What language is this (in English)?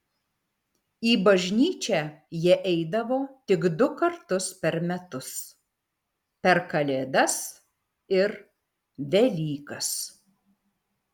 Lithuanian